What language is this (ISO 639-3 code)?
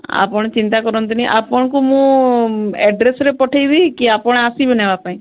ori